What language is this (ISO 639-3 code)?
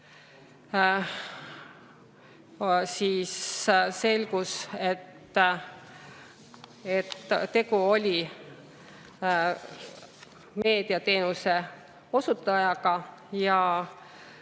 est